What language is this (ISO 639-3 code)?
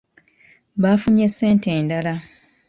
lug